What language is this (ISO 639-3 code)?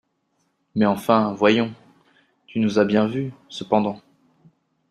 fra